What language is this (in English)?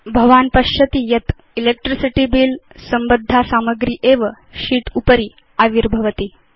Sanskrit